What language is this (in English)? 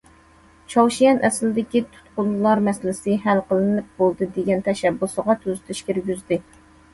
Uyghur